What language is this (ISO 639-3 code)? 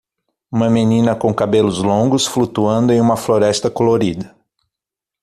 por